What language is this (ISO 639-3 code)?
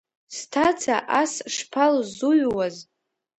abk